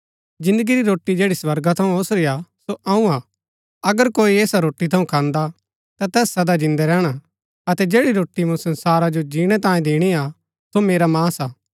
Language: Gaddi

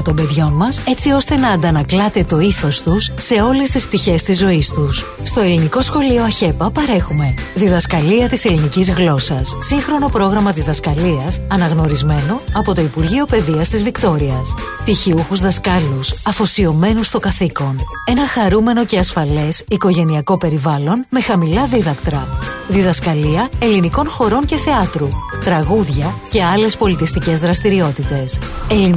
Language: Greek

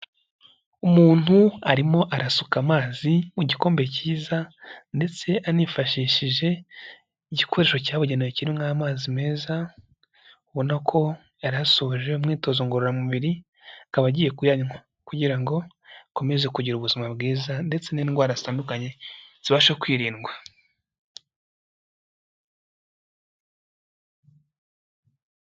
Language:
Kinyarwanda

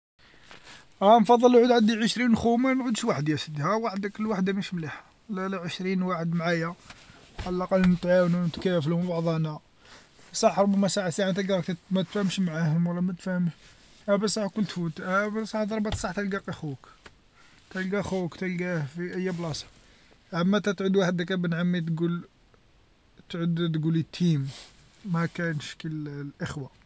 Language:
Algerian Arabic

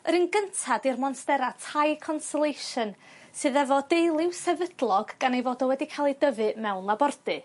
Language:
Welsh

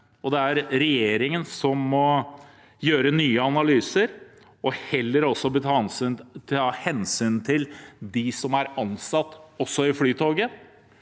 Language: Norwegian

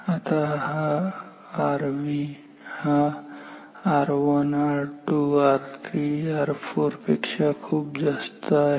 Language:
Marathi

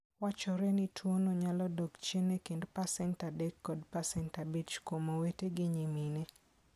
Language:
Luo (Kenya and Tanzania)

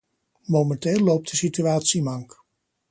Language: Dutch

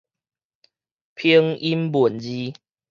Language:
Min Nan Chinese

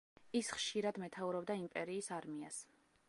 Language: Georgian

